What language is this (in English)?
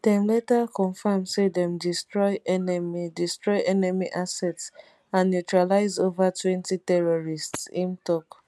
Nigerian Pidgin